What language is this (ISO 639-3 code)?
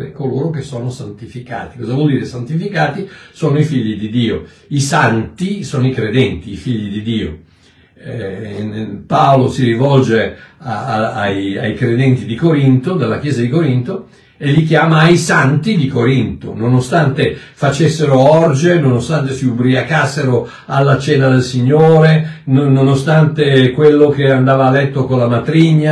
ita